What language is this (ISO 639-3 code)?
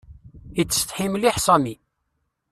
kab